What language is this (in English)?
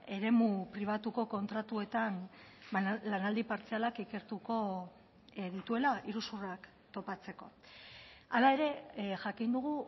Basque